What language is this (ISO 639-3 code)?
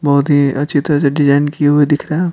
hin